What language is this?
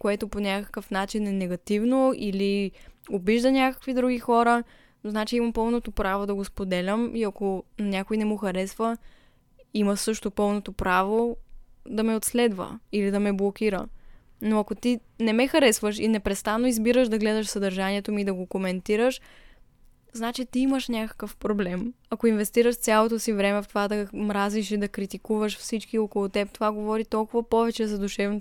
Bulgarian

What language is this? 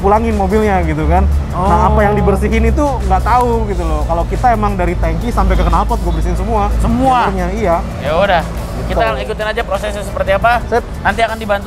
Indonesian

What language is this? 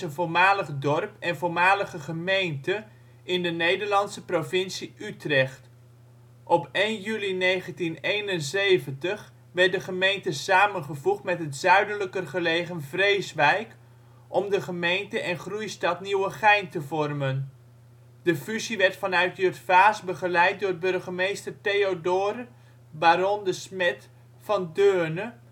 Dutch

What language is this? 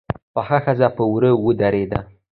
Pashto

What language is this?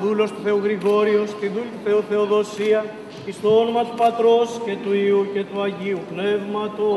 Greek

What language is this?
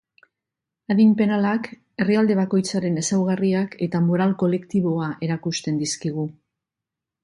Basque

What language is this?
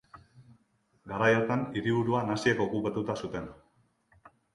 Basque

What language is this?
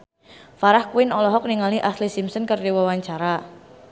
Sundanese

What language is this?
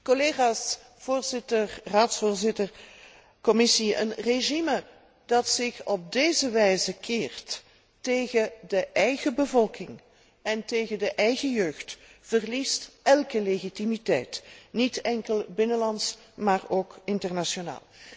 Dutch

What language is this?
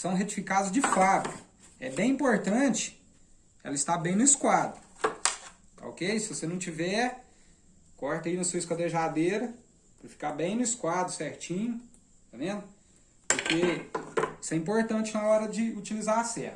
Portuguese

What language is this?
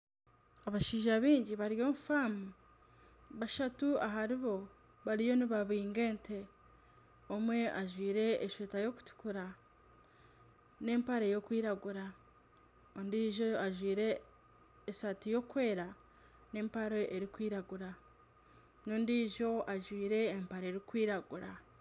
Nyankole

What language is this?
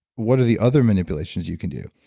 English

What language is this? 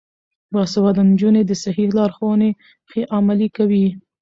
Pashto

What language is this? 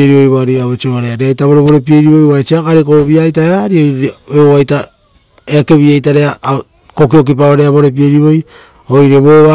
Rotokas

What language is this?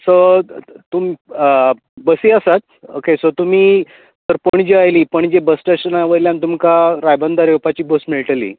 Konkani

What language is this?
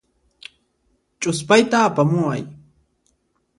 Puno Quechua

